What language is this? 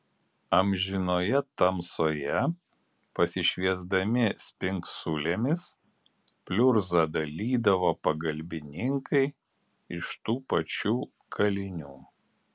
Lithuanian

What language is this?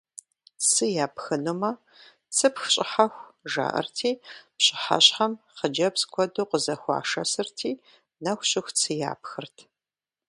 Kabardian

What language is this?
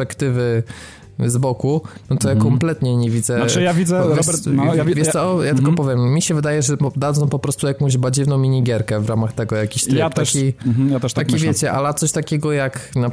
Polish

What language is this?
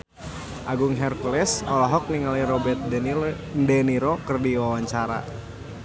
Sundanese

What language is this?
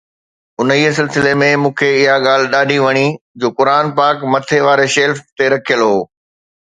Sindhi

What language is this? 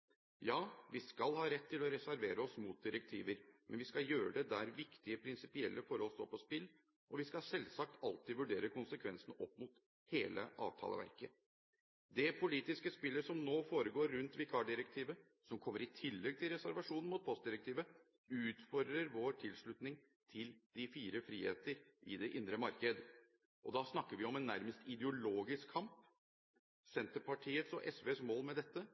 Norwegian Bokmål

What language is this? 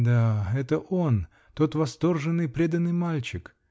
Russian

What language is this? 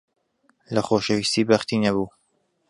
Central Kurdish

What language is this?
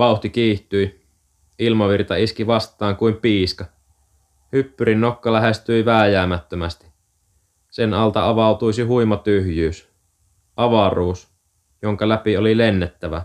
Finnish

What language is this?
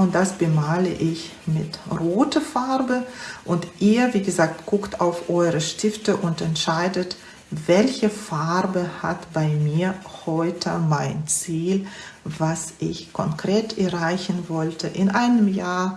German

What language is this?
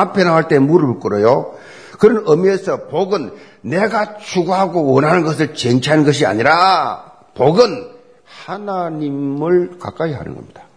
Korean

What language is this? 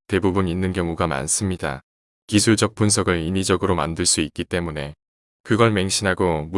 Korean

